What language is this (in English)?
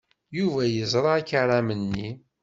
Kabyle